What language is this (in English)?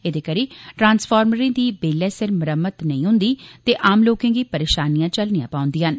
Dogri